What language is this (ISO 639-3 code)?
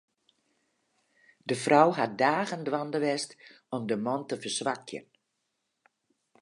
fry